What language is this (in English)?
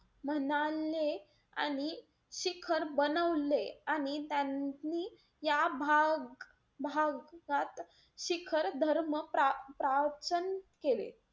Marathi